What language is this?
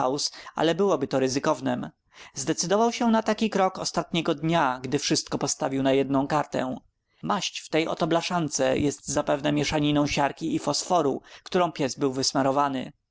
Polish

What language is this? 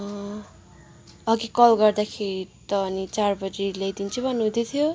Nepali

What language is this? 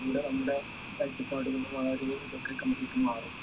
Malayalam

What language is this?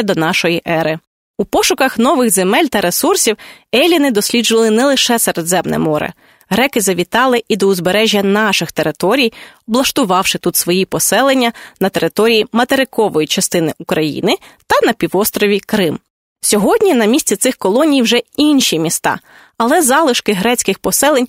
Ukrainian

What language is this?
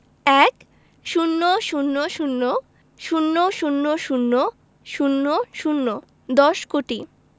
Bangla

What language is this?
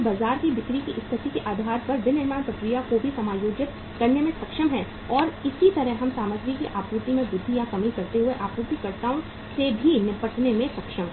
Hindi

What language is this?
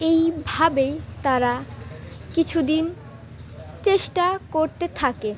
Bangla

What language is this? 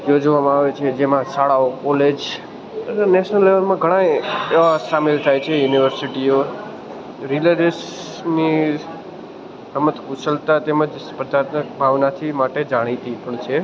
Gujarati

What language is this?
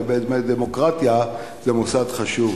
Hebrew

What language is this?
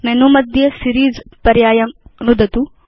Sanskrit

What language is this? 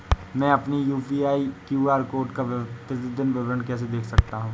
Hindi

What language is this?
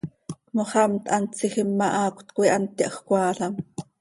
Seri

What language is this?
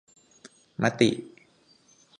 Thai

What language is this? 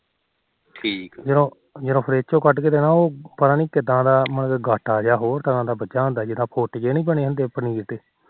Punjabi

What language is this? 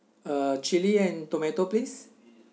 English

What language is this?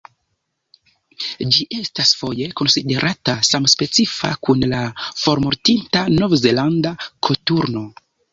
Esperanto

